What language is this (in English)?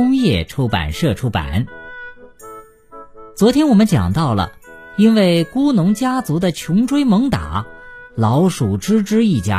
Chinese